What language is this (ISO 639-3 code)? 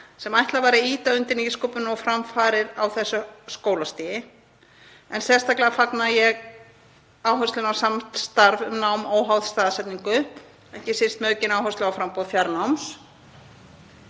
isl